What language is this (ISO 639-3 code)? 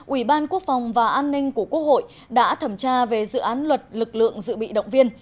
vie